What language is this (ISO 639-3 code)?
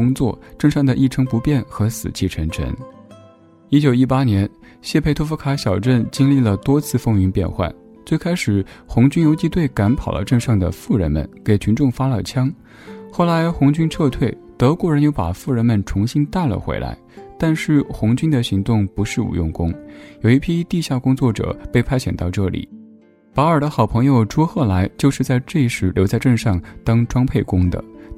zho